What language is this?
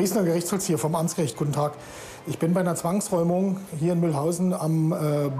German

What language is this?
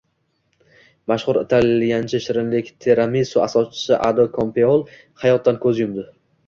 Uzbek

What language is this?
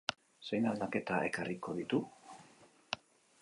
Basque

